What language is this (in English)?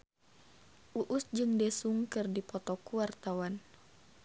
Sundanese